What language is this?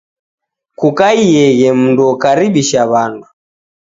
Taita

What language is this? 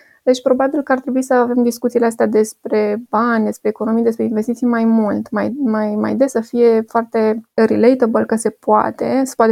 Romanian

